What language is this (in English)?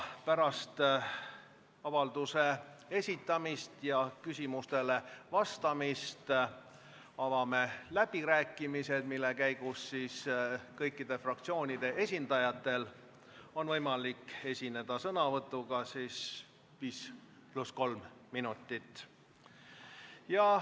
Estonian